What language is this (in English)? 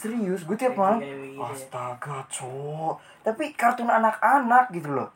Indonesian